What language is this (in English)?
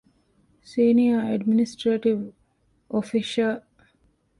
Divehi